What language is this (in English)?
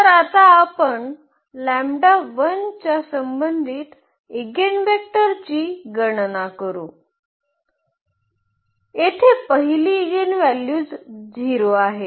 Marathi